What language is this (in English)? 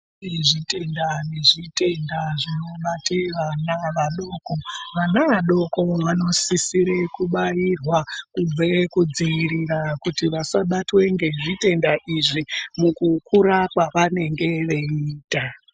Ndau